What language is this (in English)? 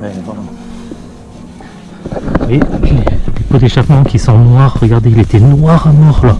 French